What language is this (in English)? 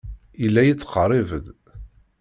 Kabyle